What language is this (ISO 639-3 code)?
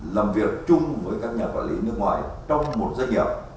vie